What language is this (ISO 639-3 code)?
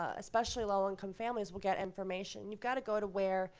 eng